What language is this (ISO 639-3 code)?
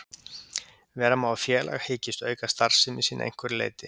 isl